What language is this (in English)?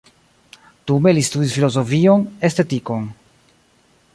Esperanto